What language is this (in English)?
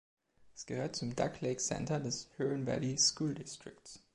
German